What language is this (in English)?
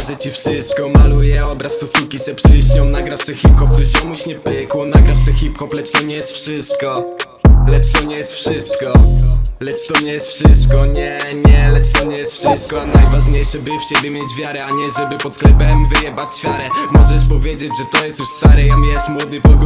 Polish